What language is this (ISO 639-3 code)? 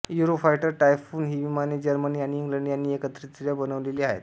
mar